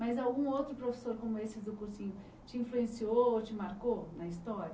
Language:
Portuguese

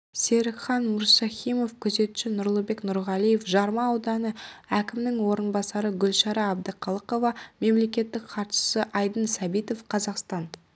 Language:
Kazakh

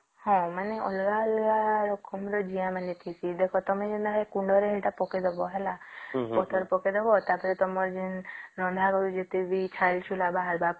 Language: Odia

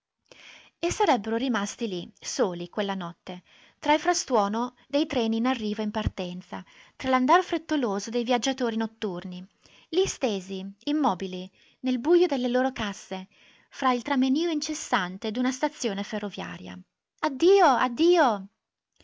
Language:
Italian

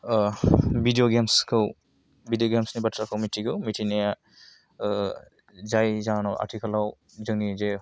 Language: Bodo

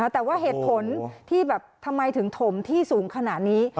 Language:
Thai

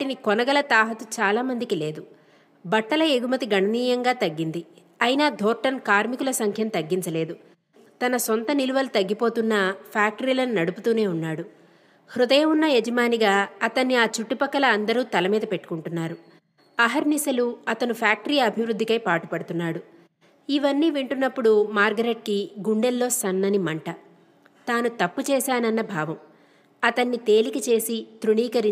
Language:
Telugu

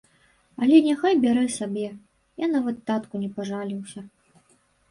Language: Belarusian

